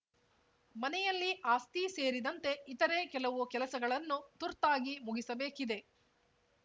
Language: Kannada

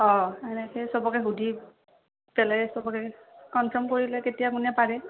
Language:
Assamese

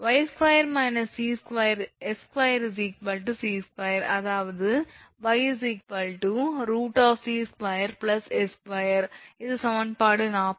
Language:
Tamil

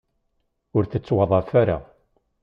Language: Kabyle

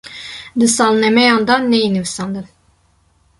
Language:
Kurdish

